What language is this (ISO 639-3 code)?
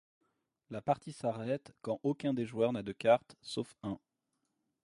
fra